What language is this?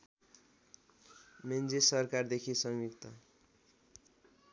Nepali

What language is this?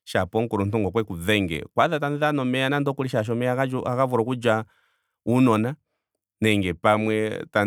Ndonga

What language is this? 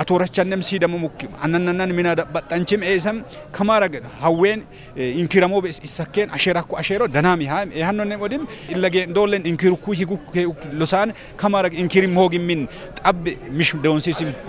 Arabic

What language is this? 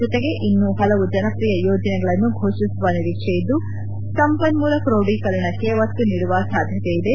Kannada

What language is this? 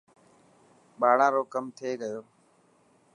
Dhatki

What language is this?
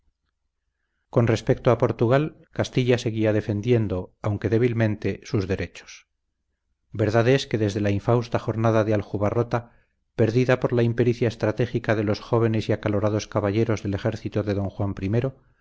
Spanish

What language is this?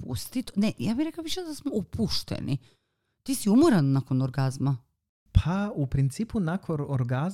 Croatian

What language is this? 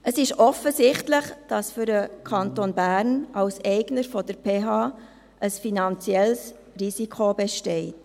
Swiss German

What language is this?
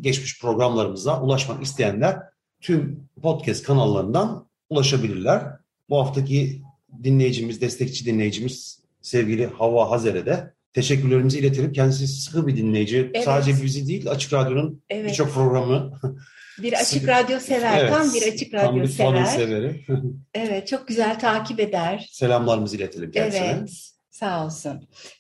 Turkish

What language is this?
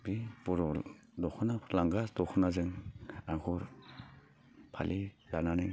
Bodo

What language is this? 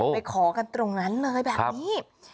Thai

